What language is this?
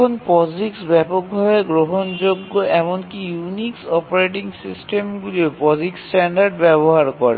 Bangla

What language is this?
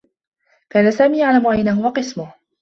Arabic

